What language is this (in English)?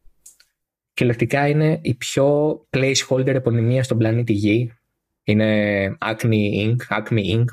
Greek